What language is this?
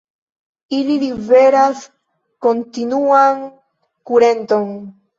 Esperanto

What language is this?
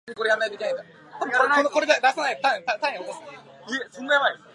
Japanese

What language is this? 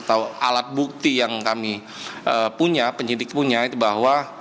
Indonesian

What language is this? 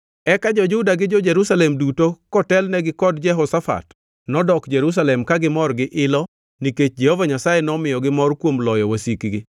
Luo (Kenya and Tanzania)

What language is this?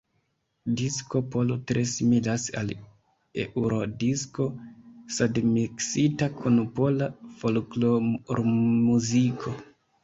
Esperanto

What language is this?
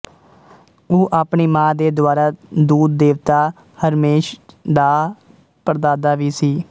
Punjabi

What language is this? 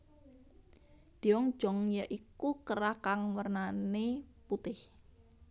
Javanese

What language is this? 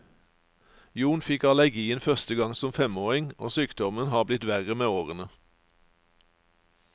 Norwegian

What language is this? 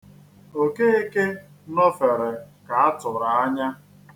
Igbo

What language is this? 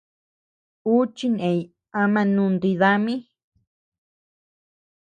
Tepeuxila Cuicatec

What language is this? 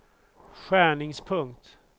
Swedish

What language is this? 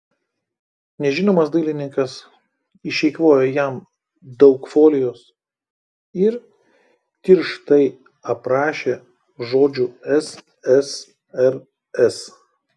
Lithuanian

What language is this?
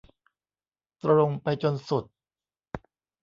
Thai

